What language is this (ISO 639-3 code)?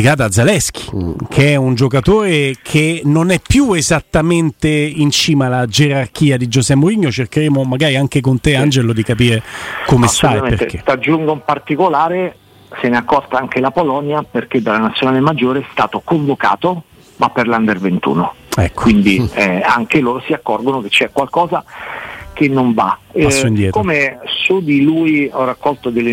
ita